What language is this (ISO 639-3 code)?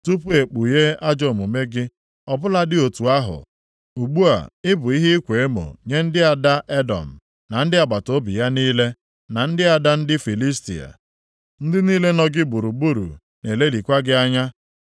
ibo